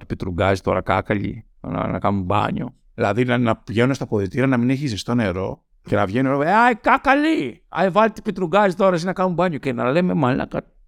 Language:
Greek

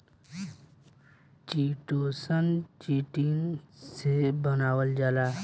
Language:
Bhojpuri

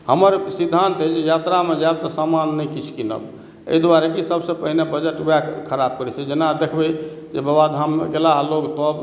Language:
Maithili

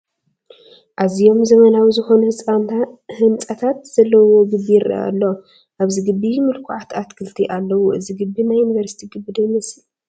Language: Tigrinya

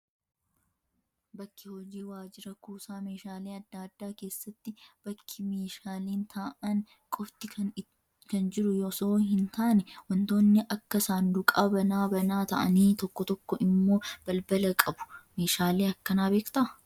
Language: Oromo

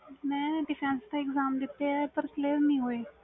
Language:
Punjabi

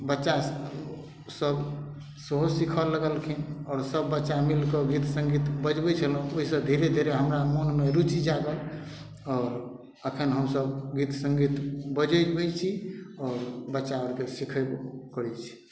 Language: Maithili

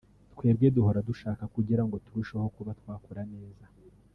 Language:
Kinyarwanda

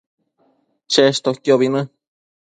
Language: Matsés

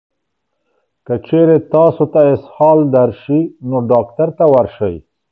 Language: Pashto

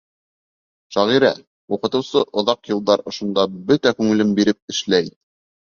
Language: Bashkir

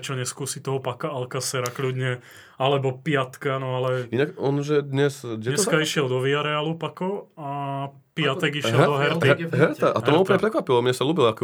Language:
Slovak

